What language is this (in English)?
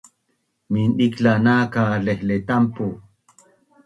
Bunun